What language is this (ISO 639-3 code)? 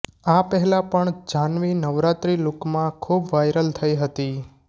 guj